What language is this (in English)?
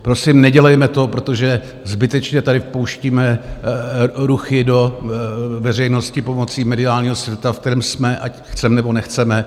Czech